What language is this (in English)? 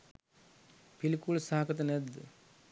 Sinhala